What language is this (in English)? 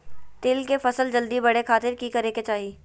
Magahi